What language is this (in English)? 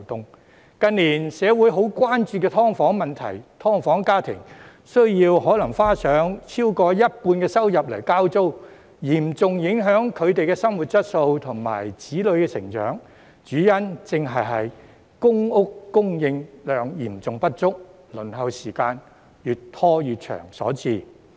Cantonese